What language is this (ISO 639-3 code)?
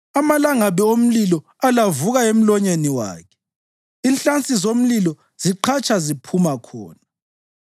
nde